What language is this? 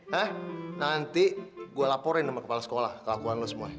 Indonesian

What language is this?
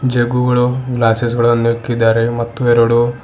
Kannada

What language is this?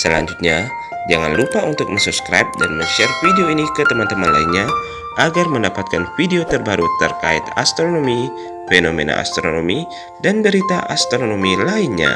Indonesian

